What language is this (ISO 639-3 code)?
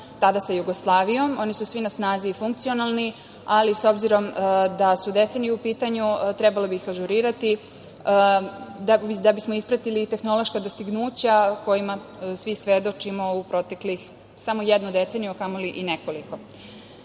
srp